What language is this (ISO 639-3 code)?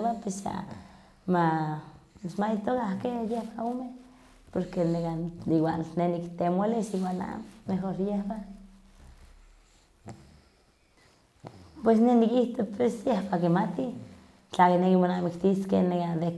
nhq